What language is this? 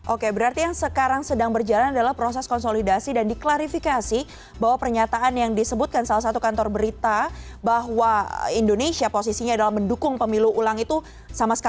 Indonesian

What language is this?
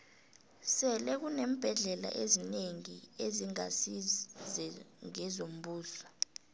South Ndebele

